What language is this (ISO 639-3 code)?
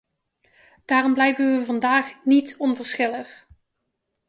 nld